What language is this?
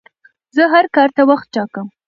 Pashto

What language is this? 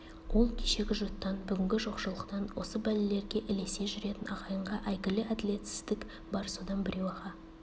Kazakh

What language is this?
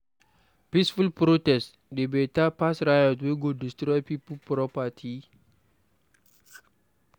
Nigerian Pidgin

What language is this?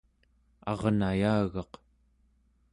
Central Yupik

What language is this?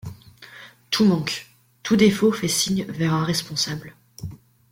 French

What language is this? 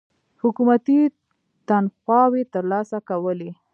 Pashto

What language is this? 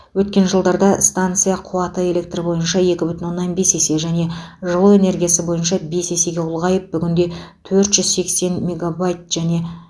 Kazakh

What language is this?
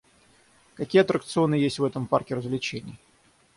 Russian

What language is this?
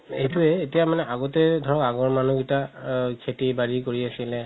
Assamese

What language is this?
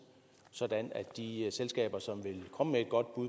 Danish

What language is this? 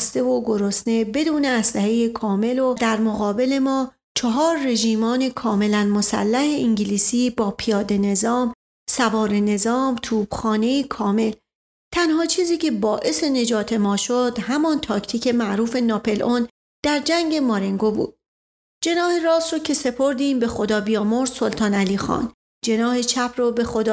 Persian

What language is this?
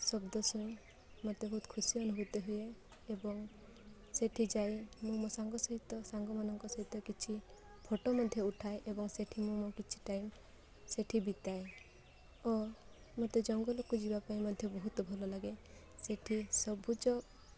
Odia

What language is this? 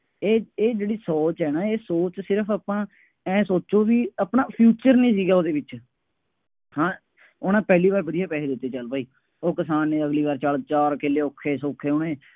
Punjabi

